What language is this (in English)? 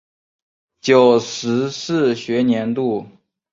Chinese